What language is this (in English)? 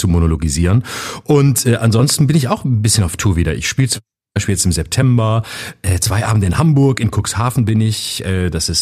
German